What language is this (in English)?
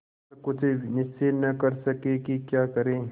Hindi